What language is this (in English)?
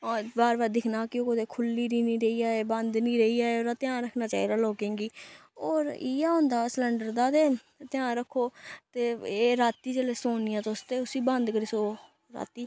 Dogri